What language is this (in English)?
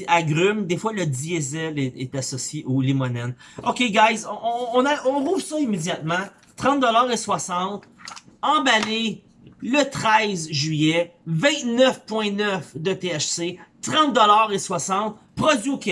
French